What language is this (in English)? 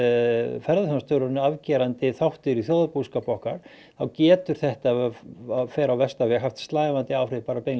Icelandic